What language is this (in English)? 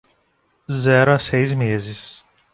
Portuguese